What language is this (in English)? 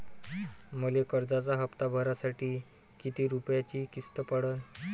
Marathi